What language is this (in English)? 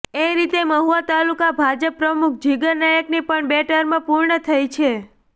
Gujarati